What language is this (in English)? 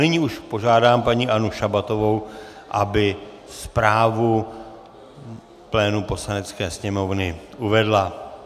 Czech